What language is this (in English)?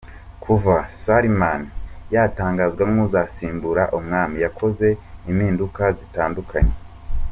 Kinyarwanda